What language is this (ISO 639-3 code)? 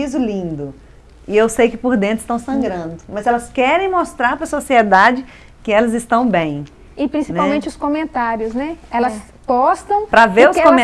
por